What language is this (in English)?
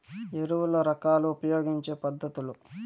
Telugu